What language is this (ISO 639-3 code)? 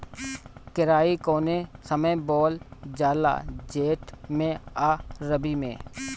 bho